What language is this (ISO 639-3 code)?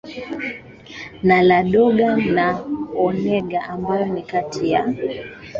swa